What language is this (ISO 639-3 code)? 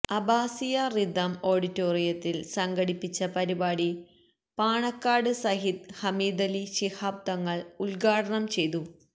mal